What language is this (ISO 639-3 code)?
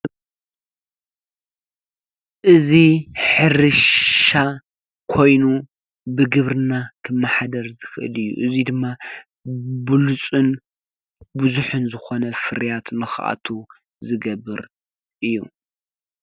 tir